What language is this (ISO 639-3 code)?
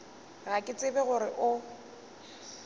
nso